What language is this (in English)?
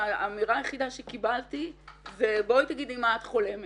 Hebrew